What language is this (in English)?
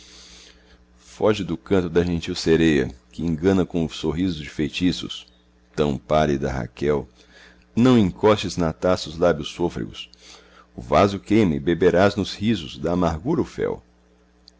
Portuguese